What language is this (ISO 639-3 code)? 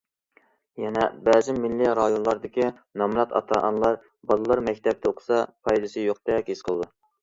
uig